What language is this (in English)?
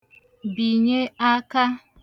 Igbo